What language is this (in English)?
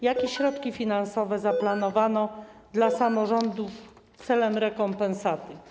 Polish